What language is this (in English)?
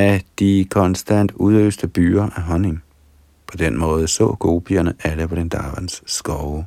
Danish